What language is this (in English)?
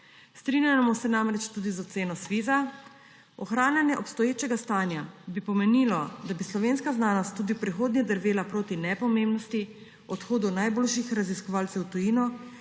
Slovenian